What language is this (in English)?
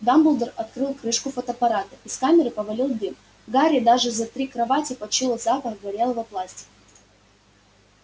Russian